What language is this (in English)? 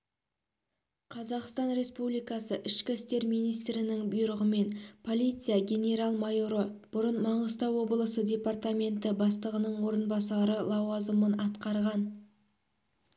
Kazakh